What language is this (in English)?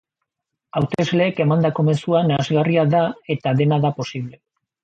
Basque